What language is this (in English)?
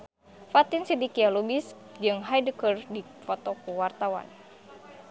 Sundanese